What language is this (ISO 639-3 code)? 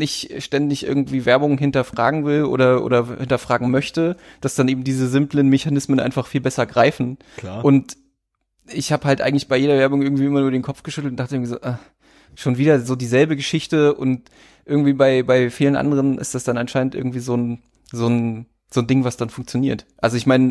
deu